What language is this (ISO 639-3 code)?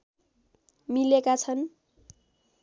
nep